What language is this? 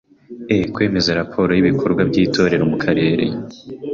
Kinyarwanda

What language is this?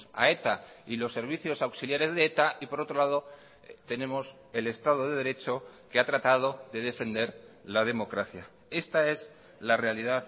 Spanish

